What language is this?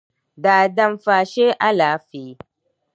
Dagbani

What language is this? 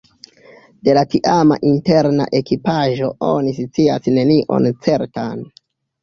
Esperanto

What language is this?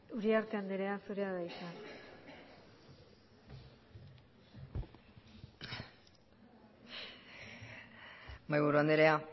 Basque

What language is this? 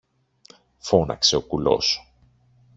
Greek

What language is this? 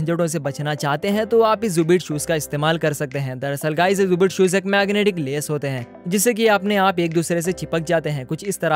Hindi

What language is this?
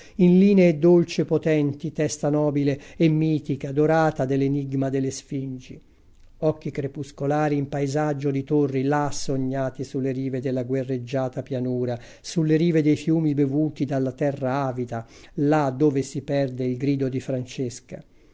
Italian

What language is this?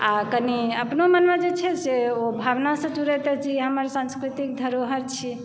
Maithili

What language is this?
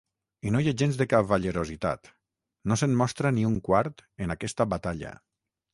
Catalan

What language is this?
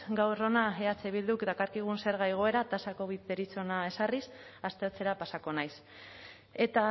Basque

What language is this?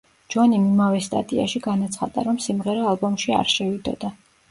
Georgian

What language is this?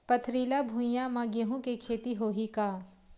Chhattisgarhi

